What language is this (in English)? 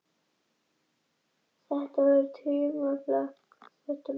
Icelandic